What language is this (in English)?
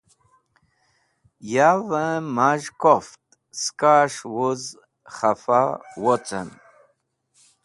Wakhi